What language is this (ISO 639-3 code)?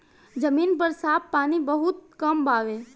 bho